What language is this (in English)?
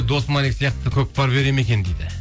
Kazakh